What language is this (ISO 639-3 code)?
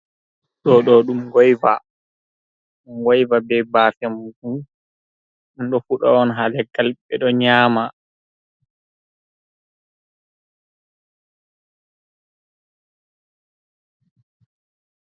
ful